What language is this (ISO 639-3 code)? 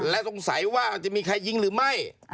tha